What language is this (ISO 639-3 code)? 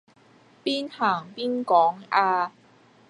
yue